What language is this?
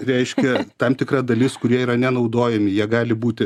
Lithuanian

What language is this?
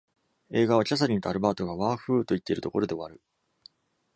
Japanese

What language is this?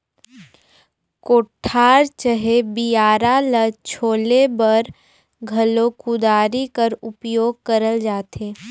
Chhattisgarhi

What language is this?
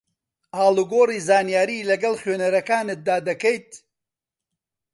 Central Kurdish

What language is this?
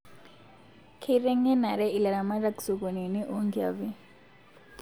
Masai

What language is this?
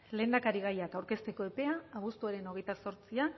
Basque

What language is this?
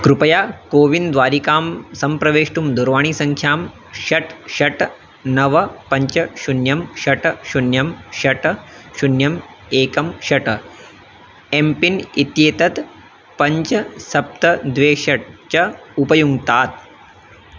Sanskrit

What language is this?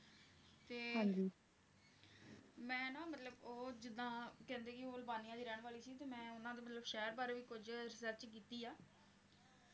Punjabi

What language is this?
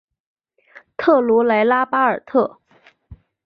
Chinese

